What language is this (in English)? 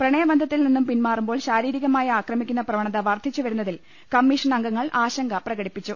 Malayalam